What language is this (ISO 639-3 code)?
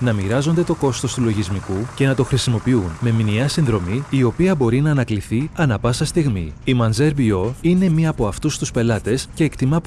ell